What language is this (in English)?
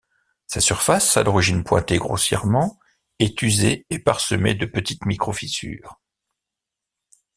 French